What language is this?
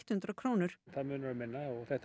Icelandic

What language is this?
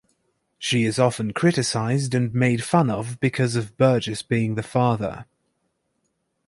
English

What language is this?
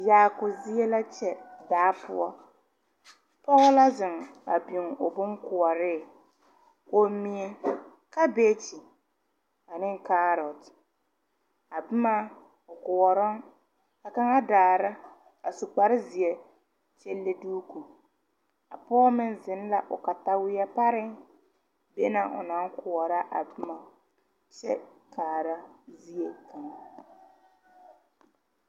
Southern Dagaare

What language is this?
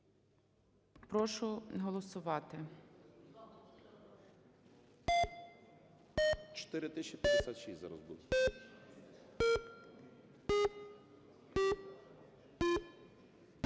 Ukrainian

